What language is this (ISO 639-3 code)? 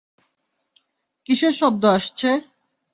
ben